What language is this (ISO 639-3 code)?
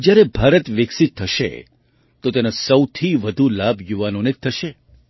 guj